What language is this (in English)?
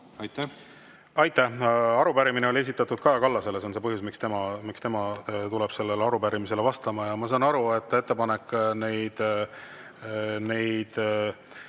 Estonian